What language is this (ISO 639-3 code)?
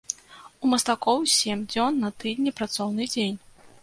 bel